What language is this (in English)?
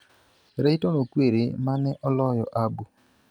Luo (Kenya and Tanzania)